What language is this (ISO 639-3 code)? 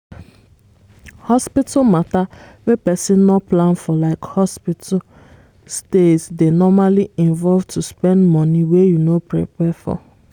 pcm